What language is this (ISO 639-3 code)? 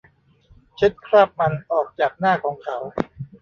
tha